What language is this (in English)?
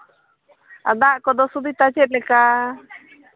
Santali